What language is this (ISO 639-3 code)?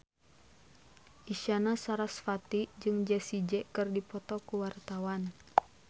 sun